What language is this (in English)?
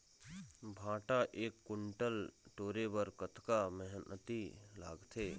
Chhattisgarhi